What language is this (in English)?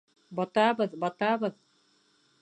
Bashkir